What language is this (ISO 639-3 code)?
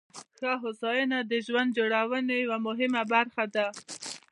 pus